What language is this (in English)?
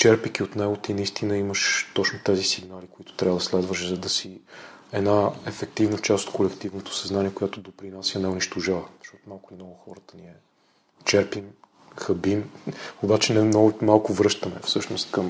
Bulgarian